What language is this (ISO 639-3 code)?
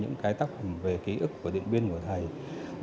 vie